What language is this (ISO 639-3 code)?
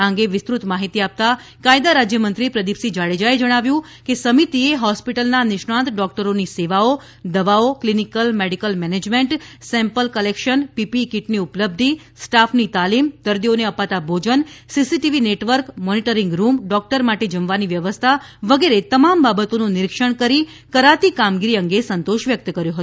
guj